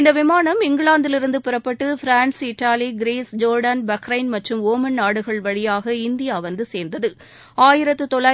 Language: Tamil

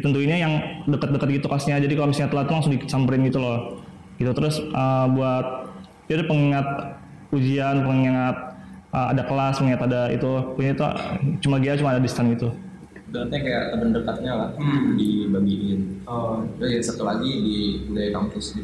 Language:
Indonesian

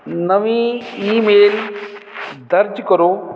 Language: Punjabi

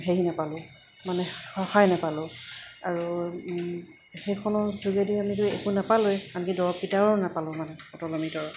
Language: Assamese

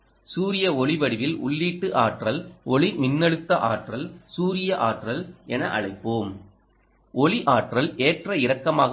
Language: Tamil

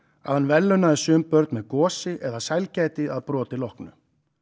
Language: Icelandic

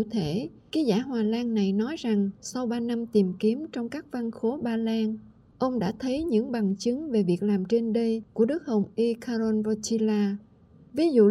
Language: Vietnamese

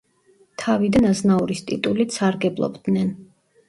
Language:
Georgian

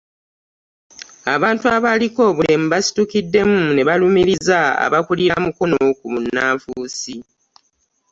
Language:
Ganda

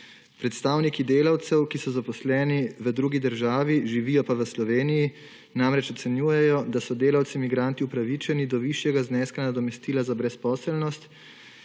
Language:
Slovenian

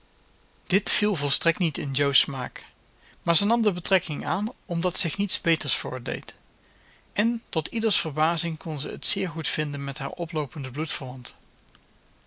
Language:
Dutch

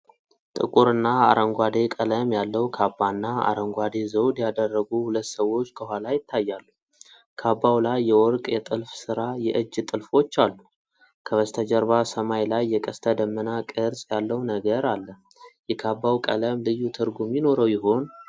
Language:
Amharic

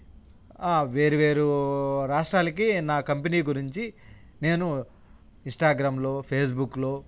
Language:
Telugu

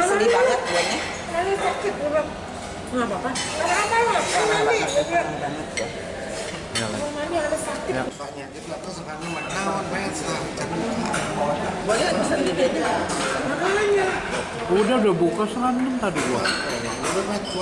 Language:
Indonesian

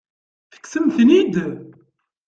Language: Kabyle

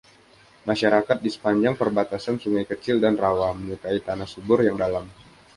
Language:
Indonesian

